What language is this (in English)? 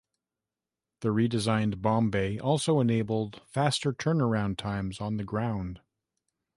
English